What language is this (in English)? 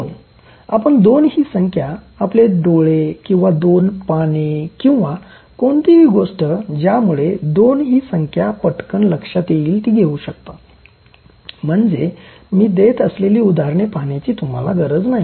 Marathi